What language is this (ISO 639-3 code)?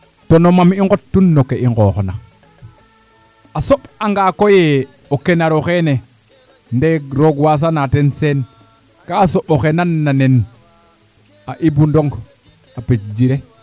srr